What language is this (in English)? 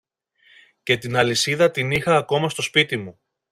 Greek